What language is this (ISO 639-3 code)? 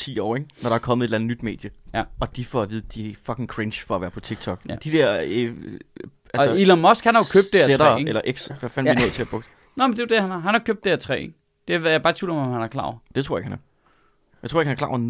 dan